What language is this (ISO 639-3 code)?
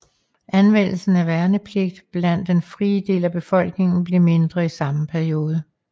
dan